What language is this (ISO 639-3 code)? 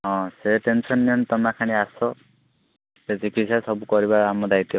ori